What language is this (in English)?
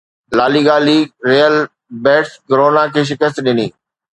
Sindhi